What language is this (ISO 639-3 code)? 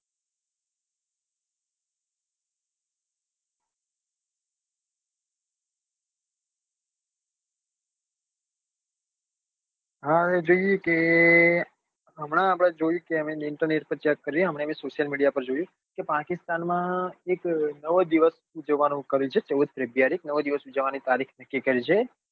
guj